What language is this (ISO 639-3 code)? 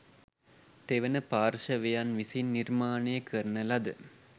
sin